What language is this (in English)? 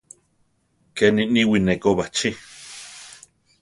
Central Tarahumara